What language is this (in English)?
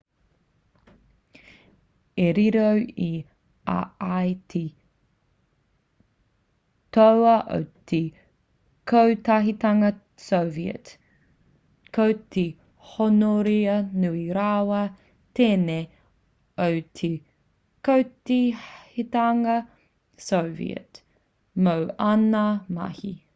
Māori